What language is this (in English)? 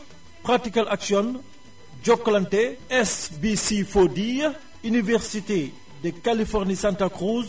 Wolof